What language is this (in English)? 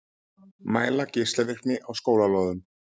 Icelandic